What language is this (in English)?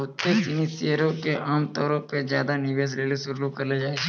Maithili